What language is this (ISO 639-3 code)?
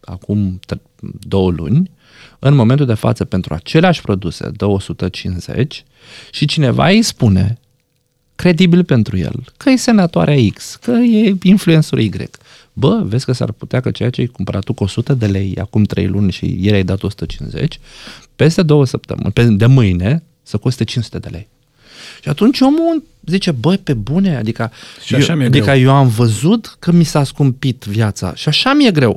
ron